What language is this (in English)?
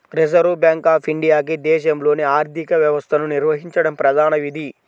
Telugu